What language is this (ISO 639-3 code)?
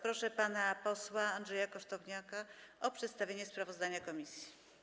pol